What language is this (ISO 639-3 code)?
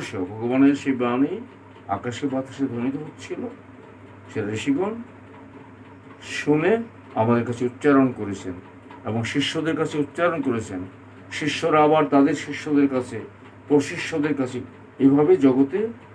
ben